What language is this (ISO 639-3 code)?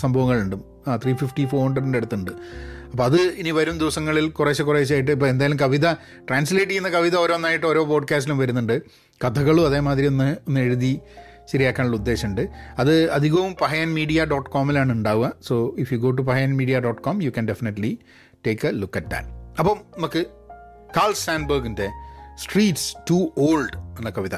mal